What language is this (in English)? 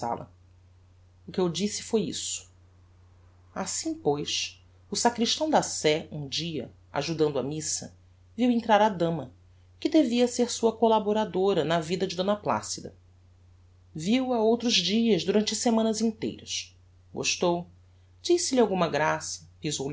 Portuguese